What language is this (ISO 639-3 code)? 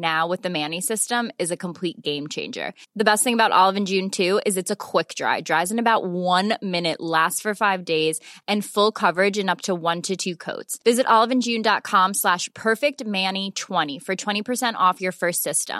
fil